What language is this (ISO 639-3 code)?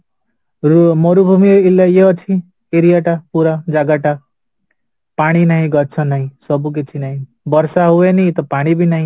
ori